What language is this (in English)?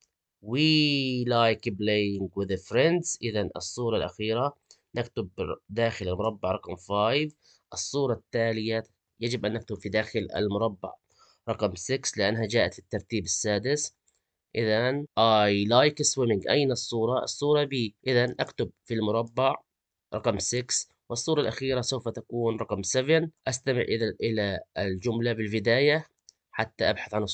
Arabic